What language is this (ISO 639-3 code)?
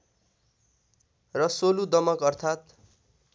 nep